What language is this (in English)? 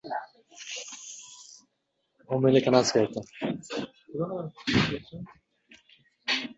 Uzbek